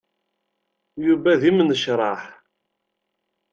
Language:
Kabyle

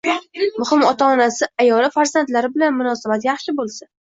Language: Uzbek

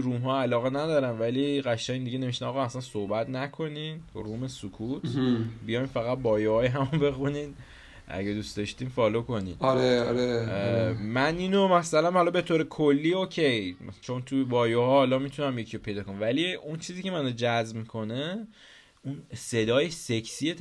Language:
Persian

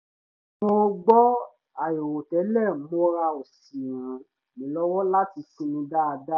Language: Yoruba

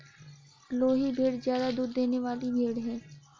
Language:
Hindi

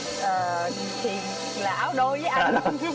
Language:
Vietnamese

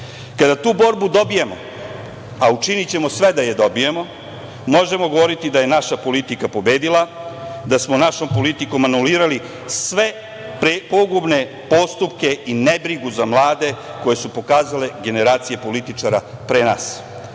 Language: Serbian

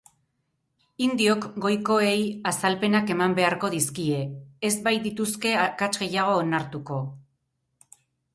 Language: Basque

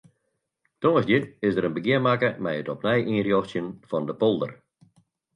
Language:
Western Frisian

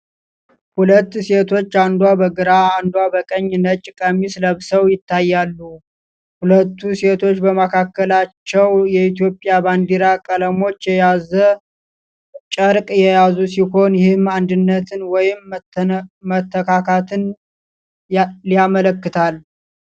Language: Amharic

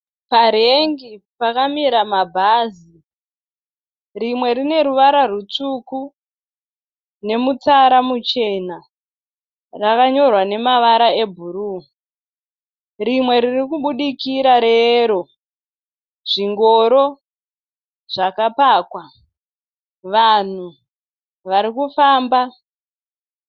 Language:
Shona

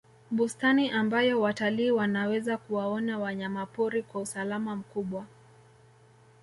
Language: Swahili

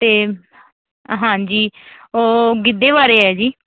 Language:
Punjabi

